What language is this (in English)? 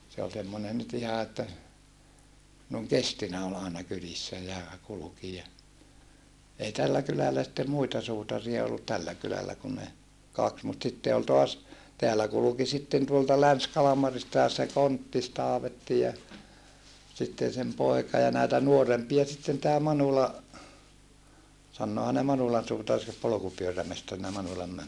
Finnish